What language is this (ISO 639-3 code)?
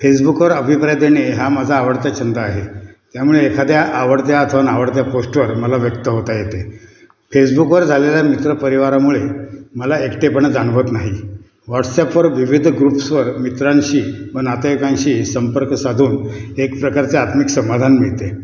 mar